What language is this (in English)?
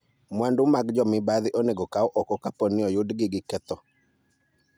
Luo (Kenya and Tanzania)